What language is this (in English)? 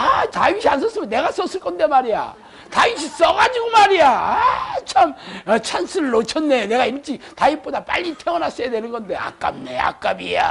Korean